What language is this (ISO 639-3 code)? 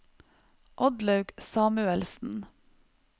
nor